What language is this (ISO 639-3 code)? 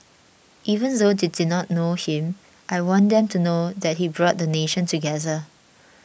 eng